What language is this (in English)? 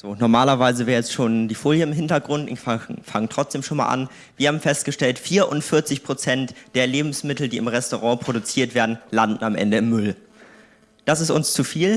German